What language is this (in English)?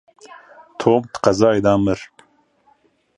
Kurdish